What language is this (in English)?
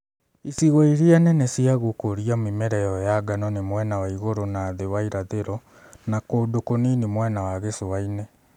Kikuyu